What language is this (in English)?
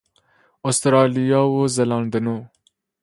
Persian